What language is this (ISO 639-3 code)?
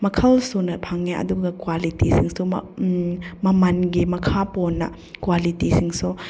mni